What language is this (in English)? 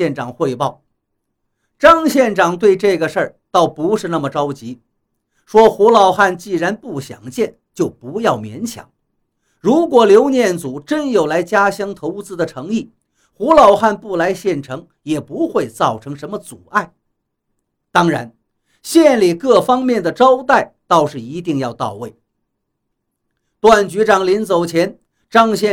Chinese